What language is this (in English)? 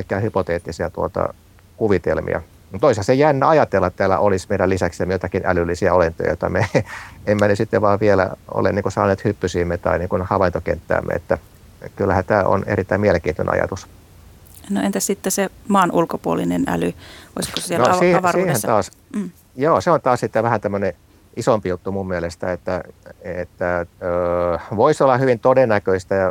Finnish